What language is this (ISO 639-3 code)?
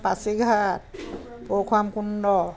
asm